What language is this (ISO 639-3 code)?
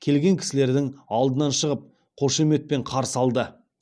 kaz